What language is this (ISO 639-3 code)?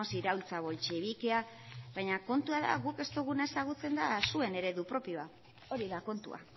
eus